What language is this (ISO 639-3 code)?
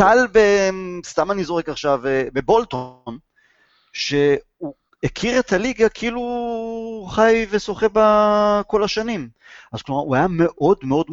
heb